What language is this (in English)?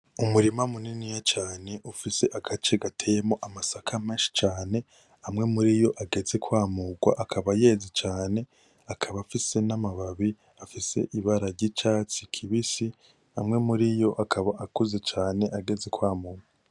Rundi